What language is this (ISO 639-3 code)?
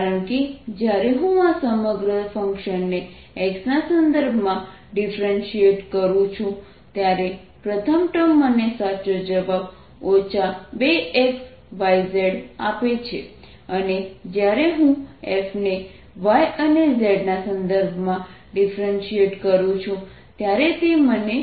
guj